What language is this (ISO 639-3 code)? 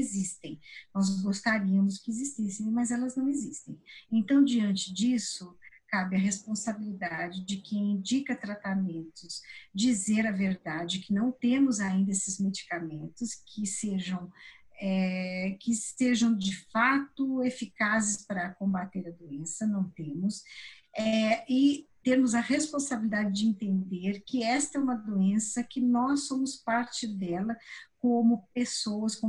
por